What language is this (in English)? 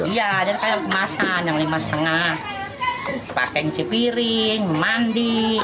Indonesian